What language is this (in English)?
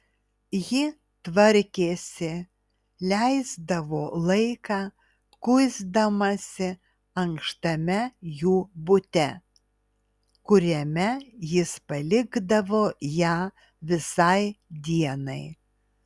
Lithuanian